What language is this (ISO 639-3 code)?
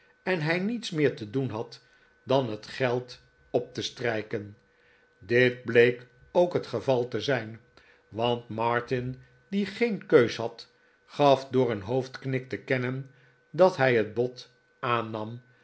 nld